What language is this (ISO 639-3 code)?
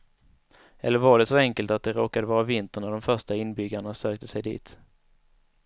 swe